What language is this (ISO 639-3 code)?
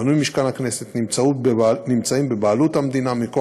heb